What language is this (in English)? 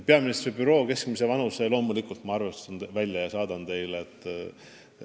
Estonian